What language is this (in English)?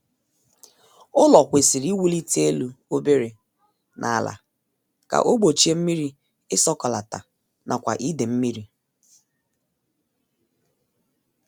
Igbo